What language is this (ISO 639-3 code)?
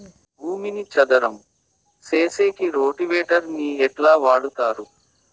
tel